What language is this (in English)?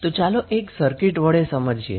Gujarati